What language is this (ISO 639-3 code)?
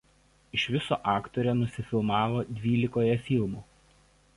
lit